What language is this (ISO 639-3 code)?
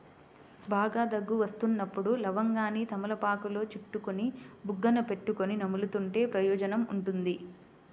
tel